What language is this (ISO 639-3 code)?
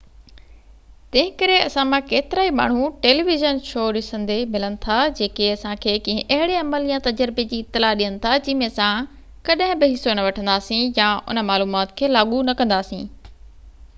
snd